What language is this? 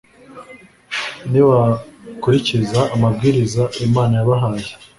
Kinyarwanda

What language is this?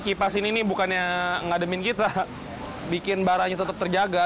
Indonesian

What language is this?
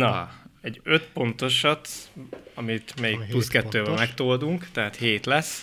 Hungarian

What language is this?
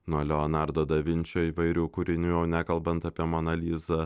Lithuanian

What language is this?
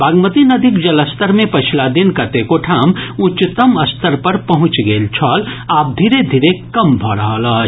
Maithili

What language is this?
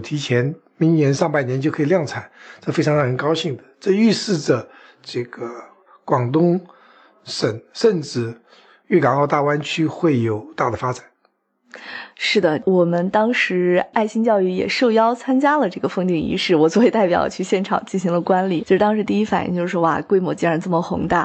Chinese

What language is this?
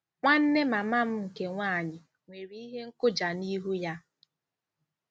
Igbo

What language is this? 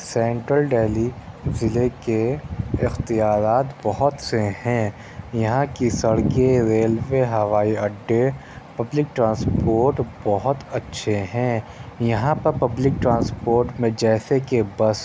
Urdu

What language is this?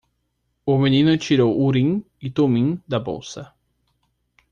Portuguese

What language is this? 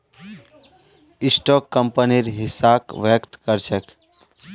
Magahi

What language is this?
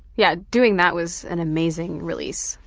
English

